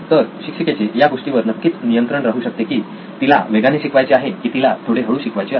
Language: Marathi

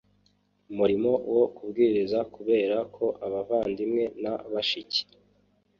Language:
Kinyarwanda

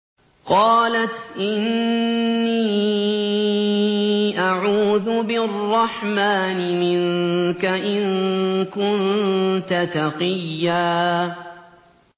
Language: Arabic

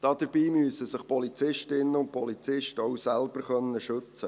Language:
Swiss German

